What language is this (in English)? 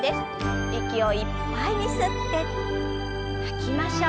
Japanese